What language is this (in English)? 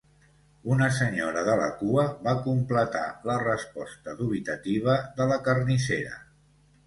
Catalan